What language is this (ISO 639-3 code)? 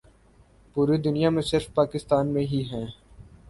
urd